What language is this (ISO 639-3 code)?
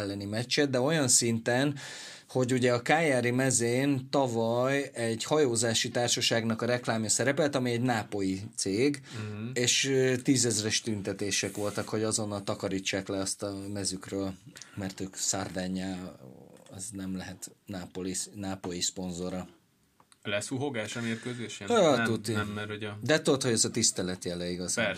hun